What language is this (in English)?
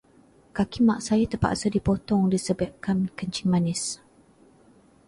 Malay